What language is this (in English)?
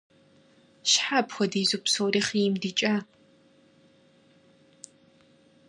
Kabardian